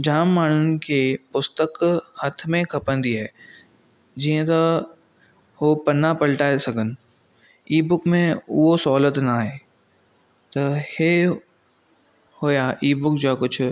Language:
Sindhi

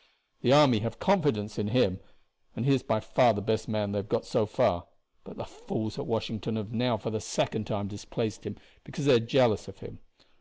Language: English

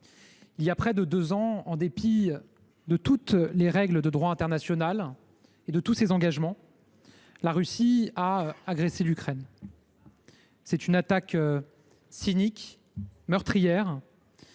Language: French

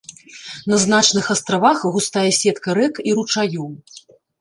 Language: Belarusian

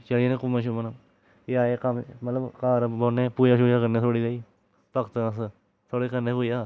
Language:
Dogri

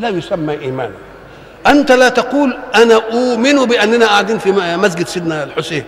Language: Arabic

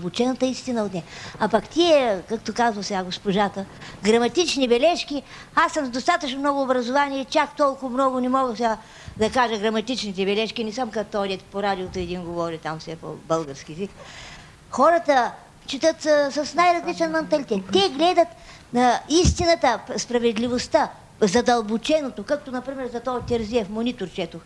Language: Bulgarian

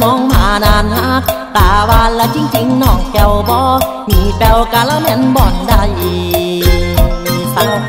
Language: Thai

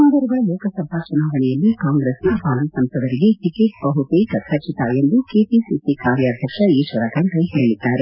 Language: Kannada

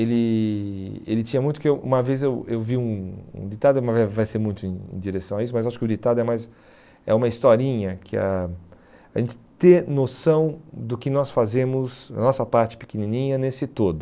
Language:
Portuguese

